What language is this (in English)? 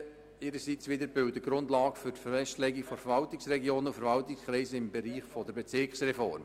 Swiss German